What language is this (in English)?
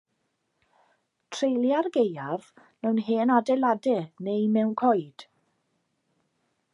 Welsh